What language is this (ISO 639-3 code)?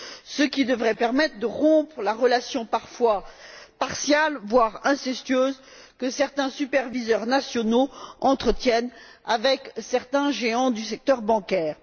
fra